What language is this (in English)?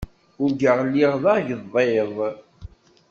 Kabyle